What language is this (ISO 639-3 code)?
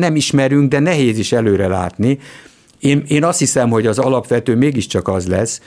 hun